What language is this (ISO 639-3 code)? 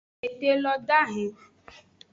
ajg